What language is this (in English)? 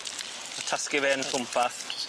Welsh